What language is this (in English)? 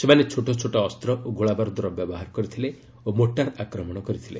Odia